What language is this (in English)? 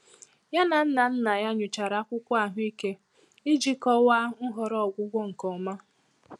Igbo